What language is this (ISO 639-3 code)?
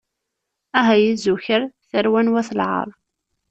kab